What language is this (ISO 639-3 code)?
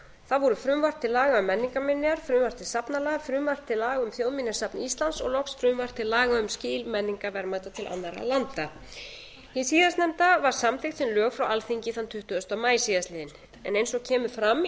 isl